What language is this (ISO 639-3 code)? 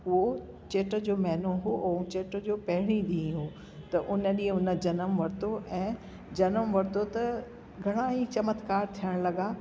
snd